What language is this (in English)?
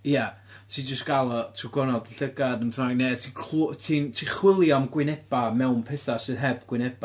Welsh